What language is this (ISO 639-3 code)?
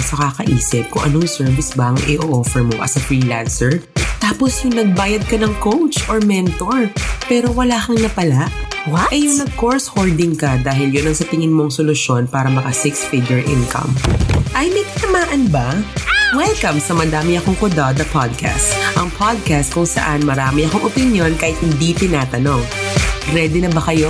fil